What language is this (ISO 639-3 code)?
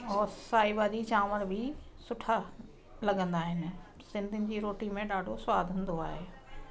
snd